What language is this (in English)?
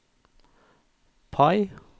Norwegian